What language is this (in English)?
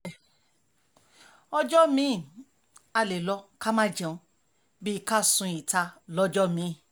Yoruba